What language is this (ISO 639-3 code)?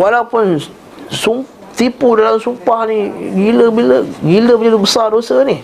msa